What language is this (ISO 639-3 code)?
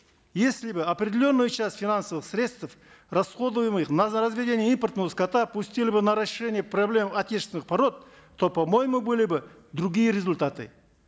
kaz